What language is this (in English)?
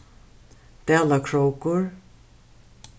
Faroese